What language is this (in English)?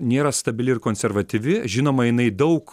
Lithuanian